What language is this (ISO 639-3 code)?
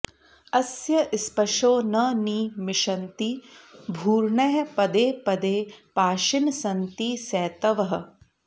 san